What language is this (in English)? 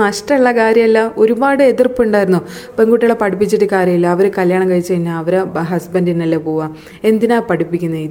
Malayalam